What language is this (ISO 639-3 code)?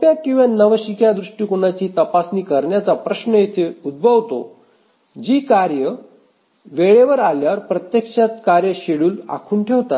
mar